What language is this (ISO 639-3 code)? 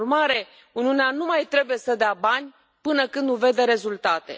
ron